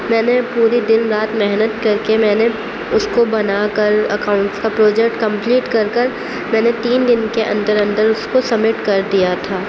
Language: Urdu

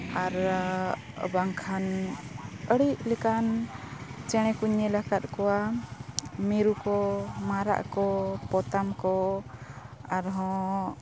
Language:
Santali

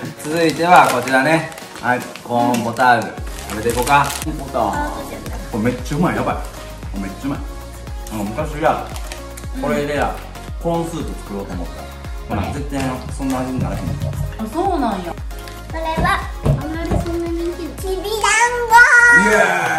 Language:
Japanese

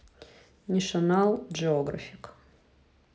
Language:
Russian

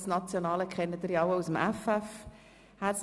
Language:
Swiss German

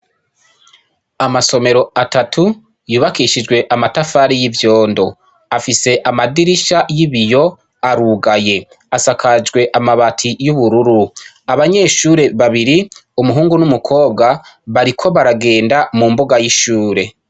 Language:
Rundi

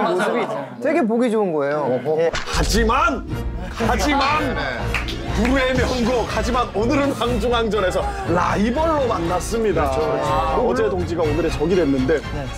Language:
Korean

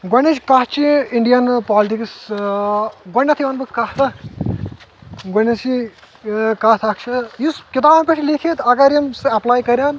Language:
Kashmiri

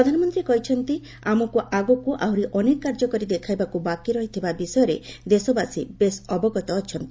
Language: Odia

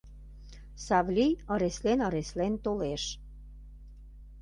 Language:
Mari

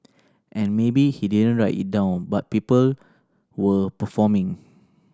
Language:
English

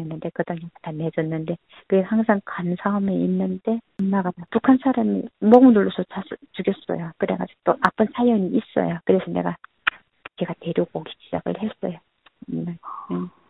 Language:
Korean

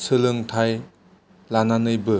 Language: Bodo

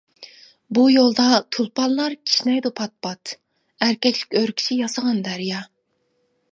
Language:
Uyghur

